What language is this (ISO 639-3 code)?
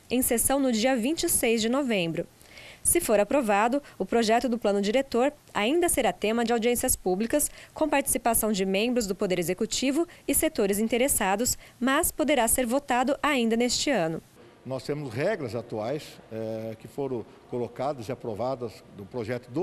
por